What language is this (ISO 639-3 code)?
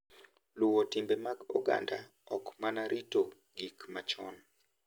luo